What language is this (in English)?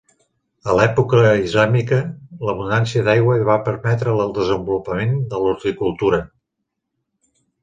Catalan